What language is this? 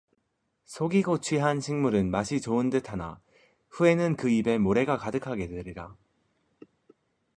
Korean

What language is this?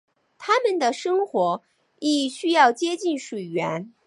Chinese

